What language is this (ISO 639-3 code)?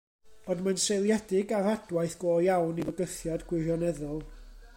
cym